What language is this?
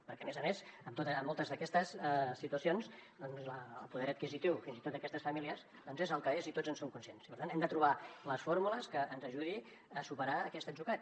Catalan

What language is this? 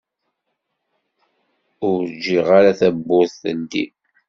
Kabyle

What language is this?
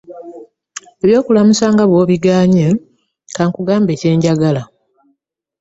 Ganda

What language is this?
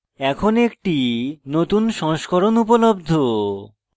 Bangla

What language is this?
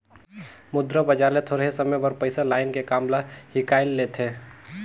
Chhattisgarhi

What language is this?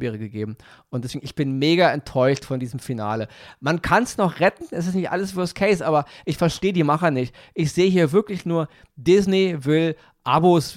German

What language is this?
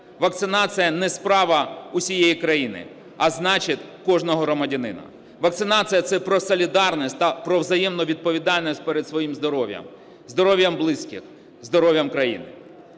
Ukrainian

